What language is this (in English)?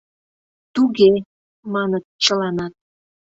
Mari